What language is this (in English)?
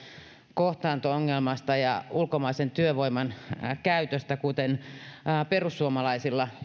Finnish